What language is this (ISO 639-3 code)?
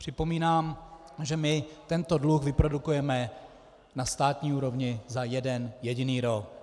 ces